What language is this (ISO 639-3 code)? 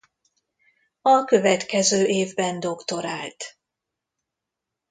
hun